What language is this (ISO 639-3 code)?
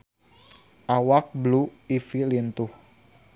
sun